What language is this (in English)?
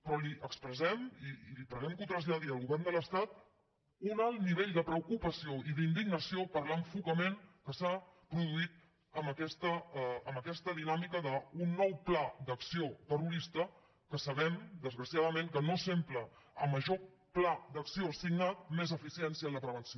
Catalan